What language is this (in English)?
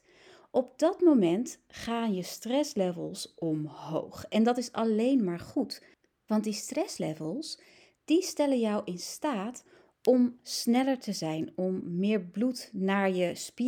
Dutch